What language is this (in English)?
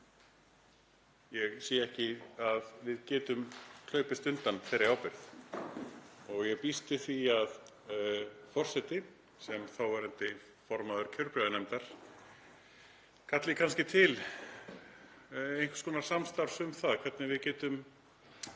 Icelandic